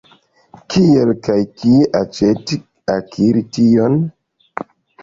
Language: Esperanto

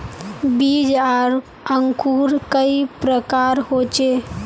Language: Magahi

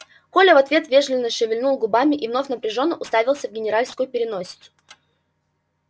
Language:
Russian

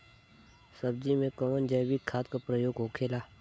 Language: Bhojpuri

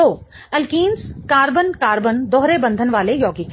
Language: Hindi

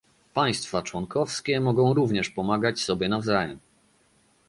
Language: Polish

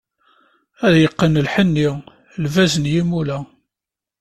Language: Kabyle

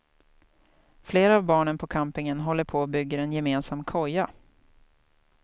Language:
Swedish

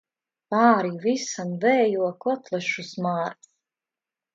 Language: Latvian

